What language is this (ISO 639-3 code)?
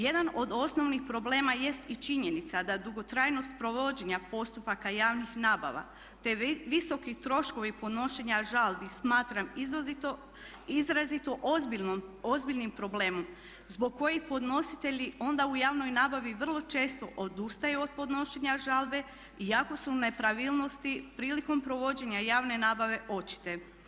hrv